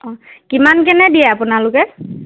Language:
Assamese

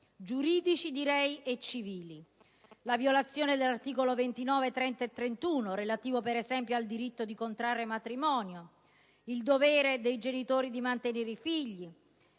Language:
Italian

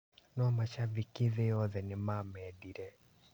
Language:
Kikuyu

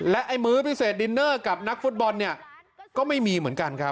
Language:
Thai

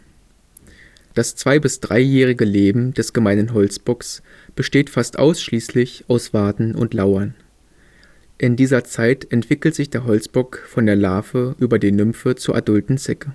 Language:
German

